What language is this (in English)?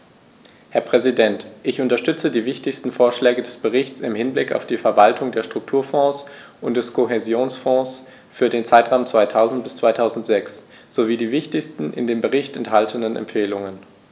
German